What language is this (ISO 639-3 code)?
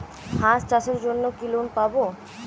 ben